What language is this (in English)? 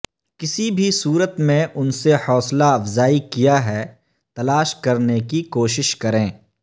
Urdu